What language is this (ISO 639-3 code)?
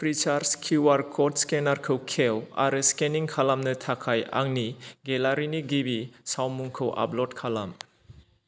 brx